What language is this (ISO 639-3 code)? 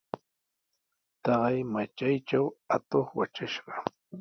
qws